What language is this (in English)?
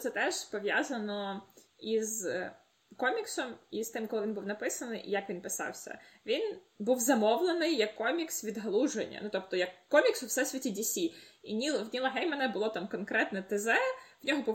Ukrainian